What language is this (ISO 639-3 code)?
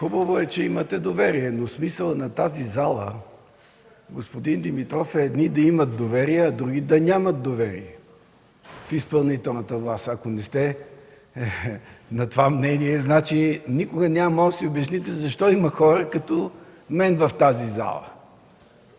bul